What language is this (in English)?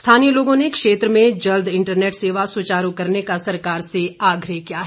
Hindi